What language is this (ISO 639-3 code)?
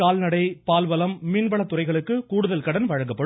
tam